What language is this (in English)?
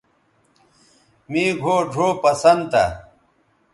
Bateri